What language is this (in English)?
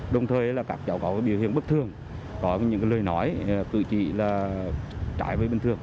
Vietnamese